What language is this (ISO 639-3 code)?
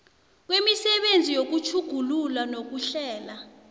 nbl